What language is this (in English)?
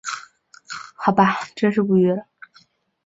Chinese